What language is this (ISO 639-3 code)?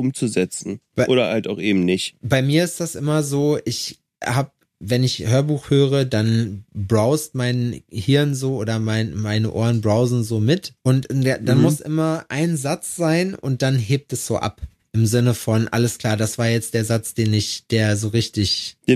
deu